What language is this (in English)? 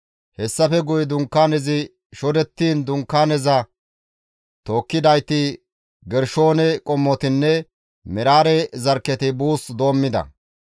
Gamo